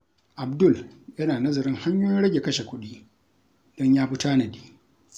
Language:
Hausa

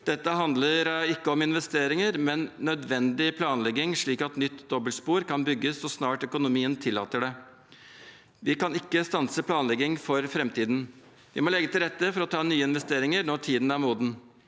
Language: Norwegian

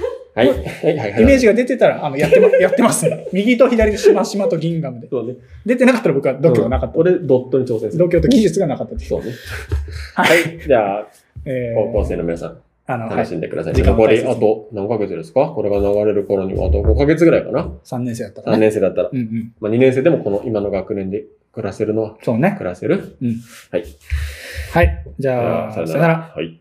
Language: Japanese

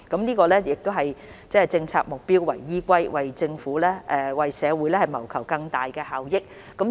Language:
Cantonese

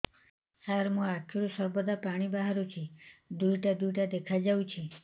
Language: Odia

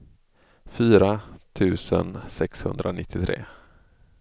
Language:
Swedish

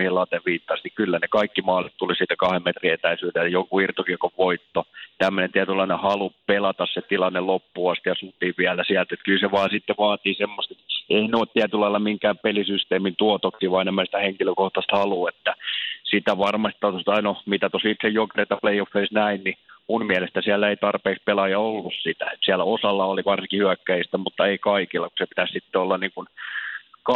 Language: Finnish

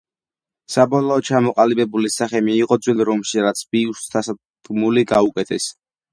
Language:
Georgian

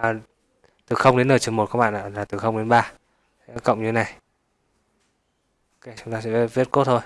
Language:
Vietnamese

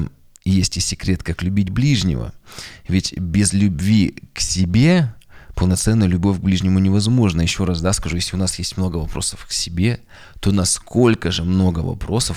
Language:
Russian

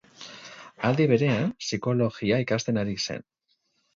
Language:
Basque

